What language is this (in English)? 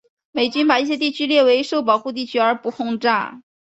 Chinese